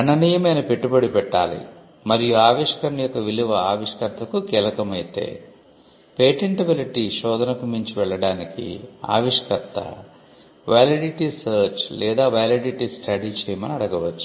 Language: Telugu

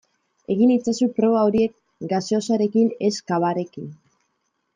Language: Basque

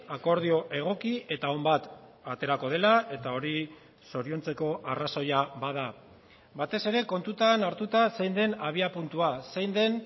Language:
Basque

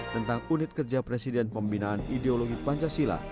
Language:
Indonesian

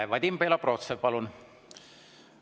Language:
Estonian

